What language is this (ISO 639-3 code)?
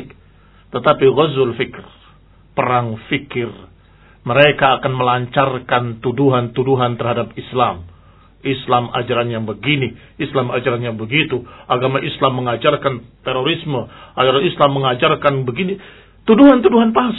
ind